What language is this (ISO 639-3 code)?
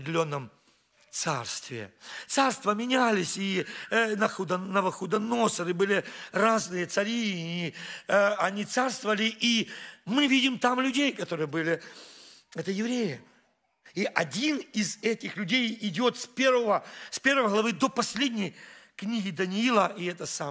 rus